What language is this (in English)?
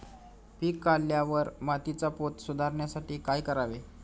Marathi